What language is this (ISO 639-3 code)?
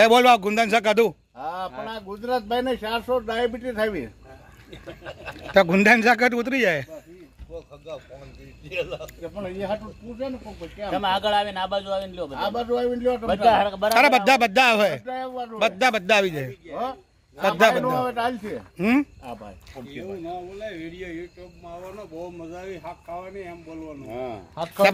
ind